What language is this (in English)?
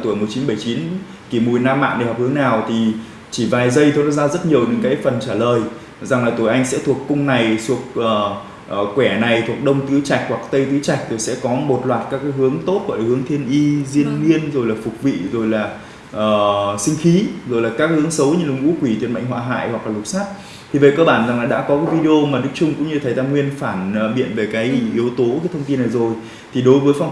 Vietnamese